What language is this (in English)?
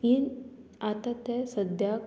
Konkani